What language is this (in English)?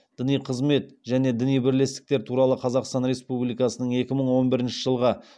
Kazakh